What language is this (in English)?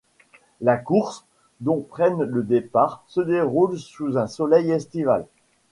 French